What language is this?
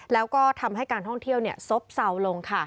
Thai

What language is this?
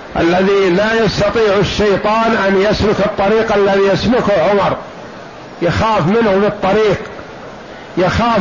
Arabic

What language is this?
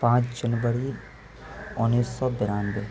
Urdu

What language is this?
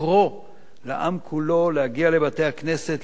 Hebrew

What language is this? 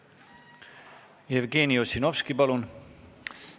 Estonian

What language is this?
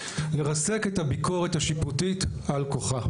Hebrew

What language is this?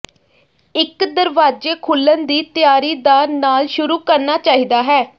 Punjabi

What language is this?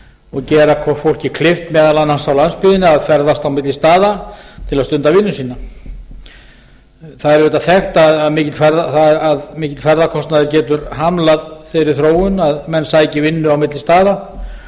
Icelandic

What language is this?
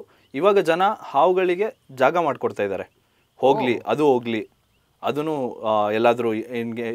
Kannada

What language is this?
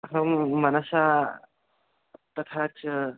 Sanskrit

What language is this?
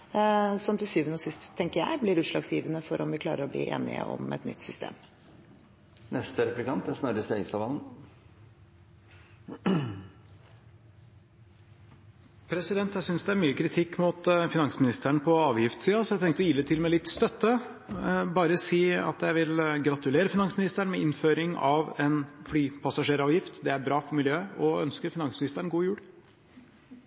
Norwegian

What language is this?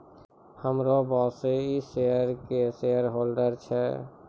Maithili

